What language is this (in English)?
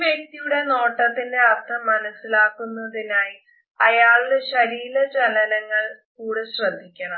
Malayalam